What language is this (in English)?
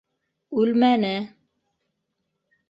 Bashkir